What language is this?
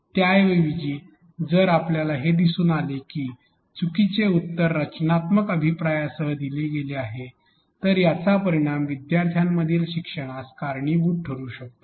Marathi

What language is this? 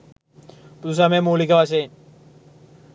Sinhala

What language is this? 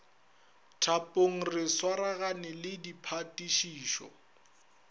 Northern Sotho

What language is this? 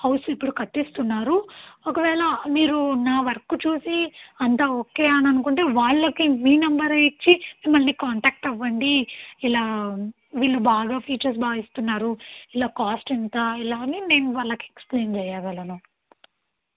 Telugu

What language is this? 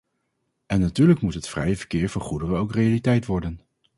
Dutch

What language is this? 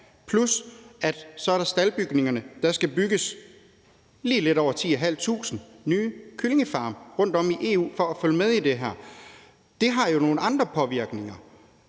Danish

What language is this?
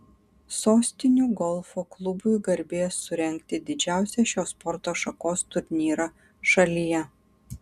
Lithuanian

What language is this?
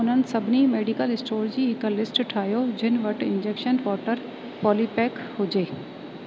Sindhi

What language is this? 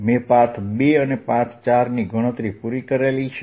Gujarati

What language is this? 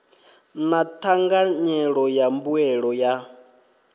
Venda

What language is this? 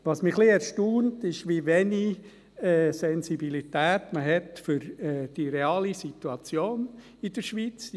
Swiss German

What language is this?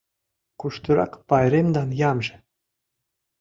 Mari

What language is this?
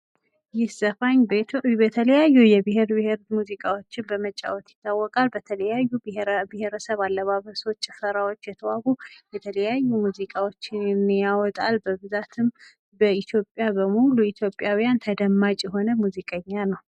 Amharic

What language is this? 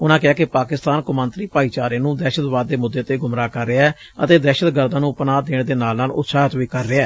Punjabi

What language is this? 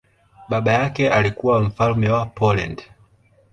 Swahili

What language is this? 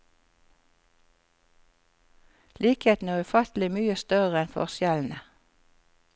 Norwegian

